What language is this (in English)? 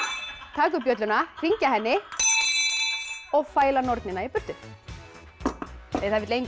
Icelandic